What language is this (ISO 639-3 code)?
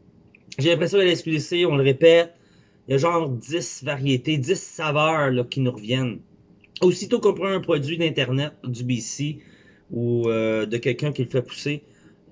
fra